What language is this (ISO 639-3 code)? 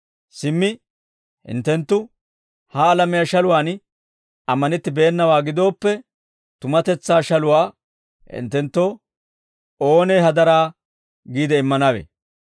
dwr